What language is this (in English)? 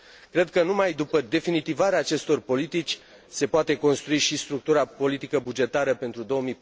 Romanian